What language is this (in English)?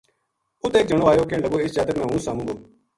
Gujari